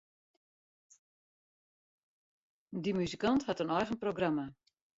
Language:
Western Frisian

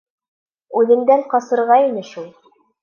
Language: Bashkir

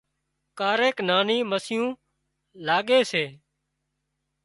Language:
Wadiyara Koli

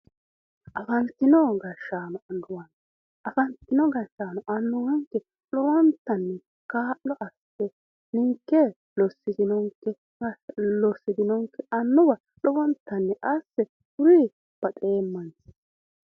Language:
Sidamo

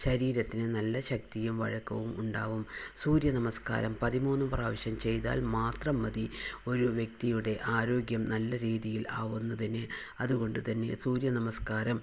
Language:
Malayalam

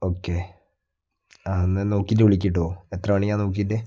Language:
Malayalam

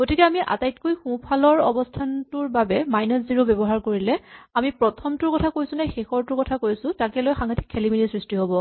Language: Assamese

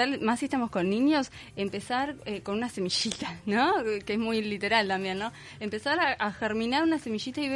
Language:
Spanish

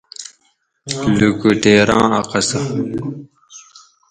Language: Gawri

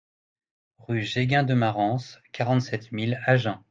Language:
French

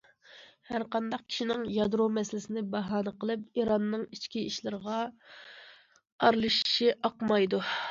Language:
Uyghur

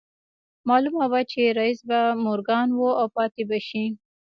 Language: Pashto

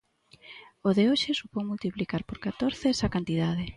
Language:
Galician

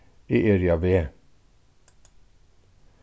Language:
Faroese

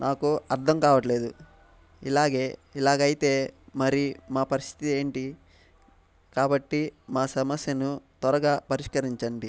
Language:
Telugu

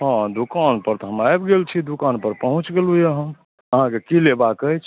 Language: Maithili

